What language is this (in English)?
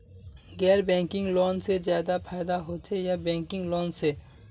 Magahi